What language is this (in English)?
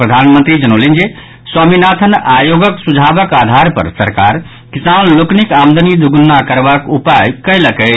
Maithili